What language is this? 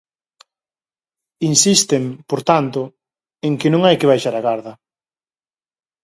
Galician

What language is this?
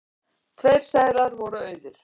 Icelandic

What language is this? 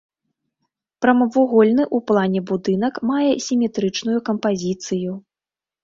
Belarusian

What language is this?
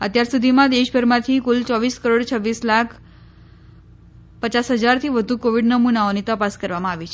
Gujarati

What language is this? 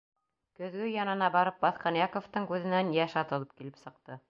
Bashkir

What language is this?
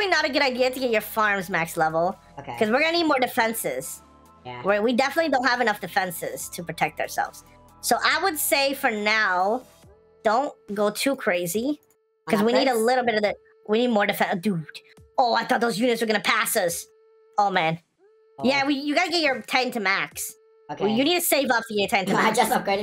English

